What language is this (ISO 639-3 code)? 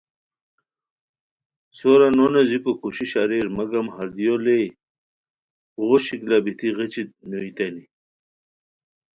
khw